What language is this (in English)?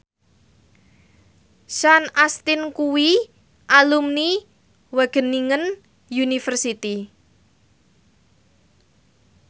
Javanese